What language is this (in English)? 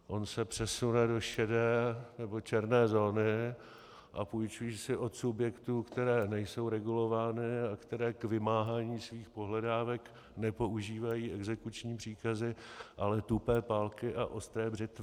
Czech